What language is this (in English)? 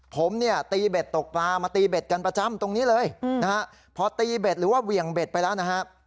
Thai